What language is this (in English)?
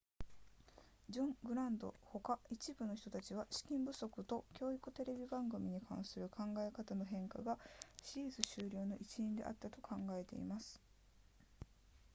Japanese